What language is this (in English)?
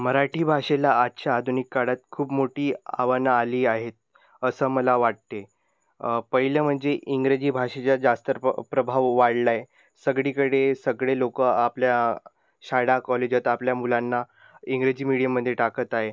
Marathi